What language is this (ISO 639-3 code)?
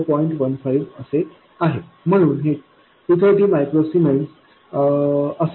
mar